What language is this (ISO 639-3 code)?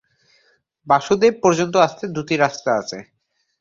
ben